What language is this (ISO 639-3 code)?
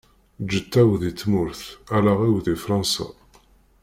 kab